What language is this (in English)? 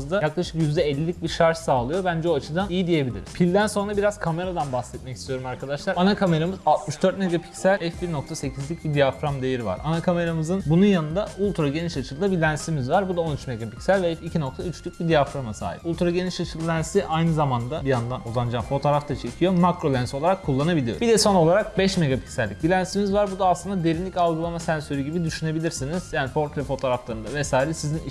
Turkish